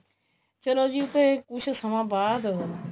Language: Punjabi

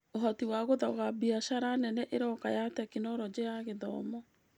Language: Kikuyu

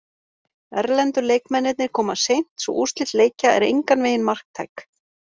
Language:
Icelandic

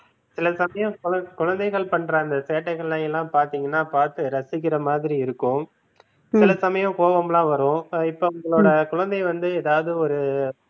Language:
Tamil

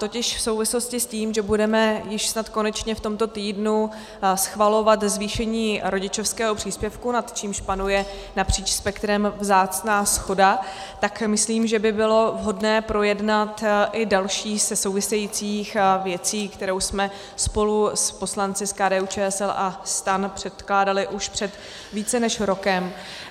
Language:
Czech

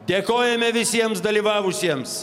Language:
Lithuanian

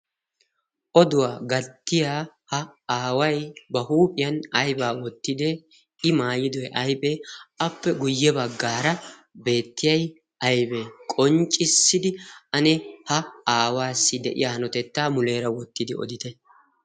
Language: Wolaytta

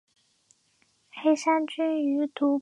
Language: Chinese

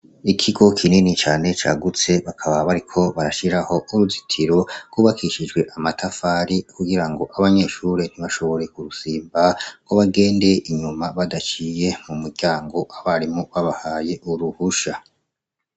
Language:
Rundi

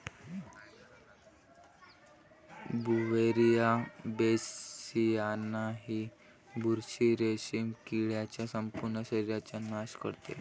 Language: Marathi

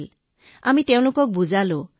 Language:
Assamese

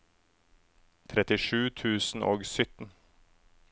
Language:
Norwegian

